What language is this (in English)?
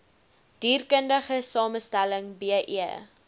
Afrikaans